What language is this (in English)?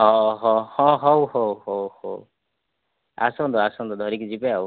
Odia